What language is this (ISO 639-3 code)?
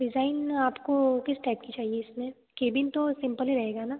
hin